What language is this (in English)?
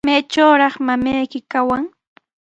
Sihuas Ancash Quechua